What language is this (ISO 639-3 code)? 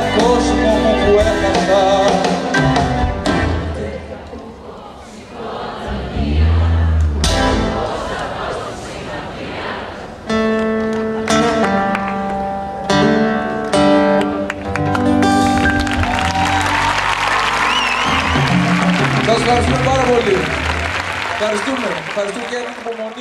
ell